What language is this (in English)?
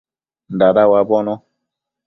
Matsés